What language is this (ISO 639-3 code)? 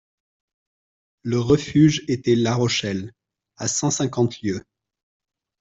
fra